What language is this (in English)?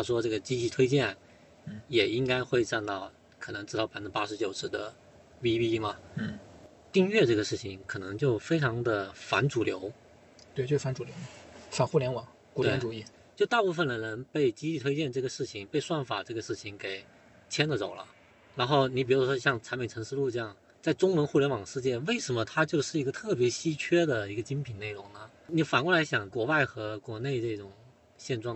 Chinese